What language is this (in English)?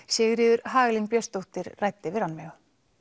Icelandic